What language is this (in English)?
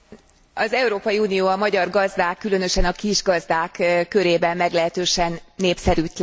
Hungarian